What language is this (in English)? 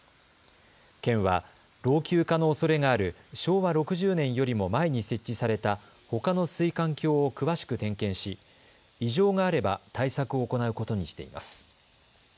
Japanese